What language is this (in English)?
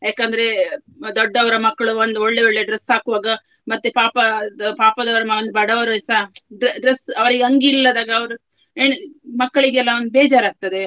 Kannada